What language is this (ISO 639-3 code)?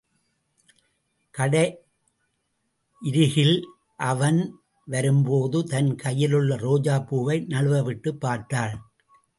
tam